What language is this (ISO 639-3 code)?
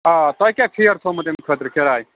kas